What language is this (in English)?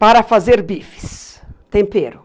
Portuguese